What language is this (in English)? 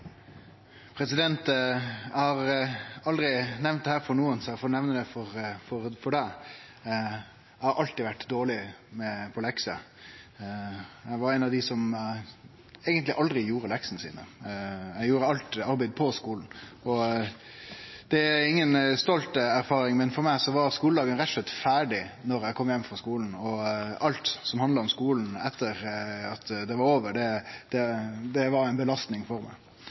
Norwegian Nynorsk